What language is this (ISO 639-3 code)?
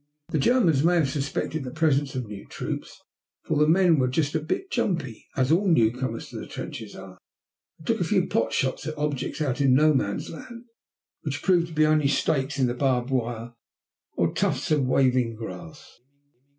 eng